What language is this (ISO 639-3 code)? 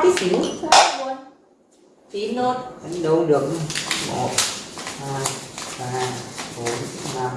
vie